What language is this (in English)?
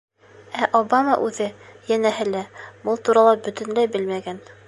Bashkir